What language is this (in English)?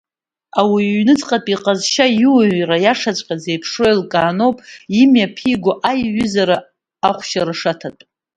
Abkhazian